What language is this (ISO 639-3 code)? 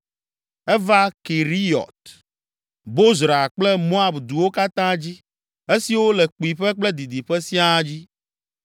ewe